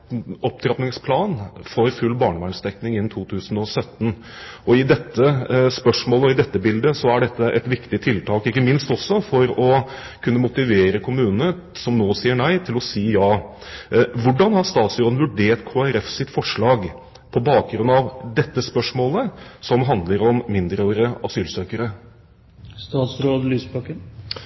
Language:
Norwegian Bokmål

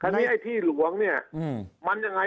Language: Thai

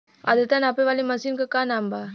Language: Bhojpuri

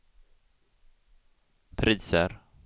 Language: Swedish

